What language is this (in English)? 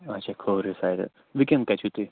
Kashmiri